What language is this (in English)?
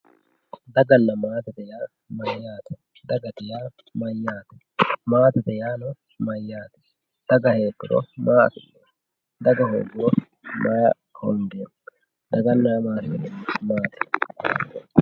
Sidamo